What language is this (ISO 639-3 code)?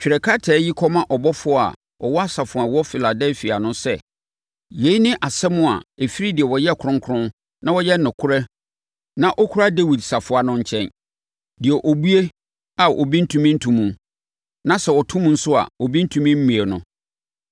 aka